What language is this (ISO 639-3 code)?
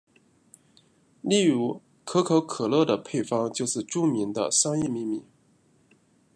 zho